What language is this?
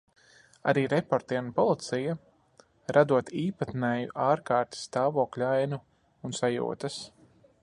Latvian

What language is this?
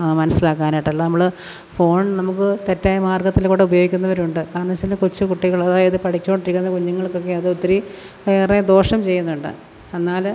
Malayalam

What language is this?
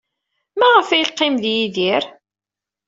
Kabyle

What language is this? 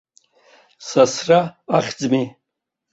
Abkhazian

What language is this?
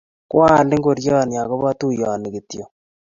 Kalenjin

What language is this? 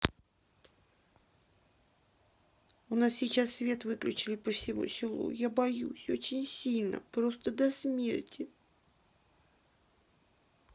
Russian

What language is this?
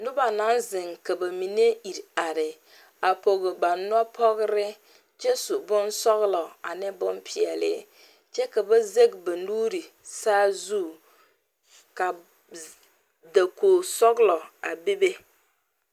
Southern Dagaare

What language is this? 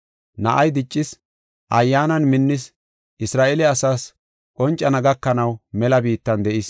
Gofa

